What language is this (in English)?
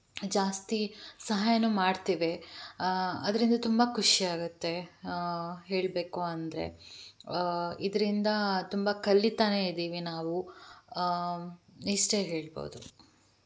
Kannada